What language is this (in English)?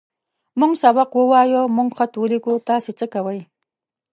Pashto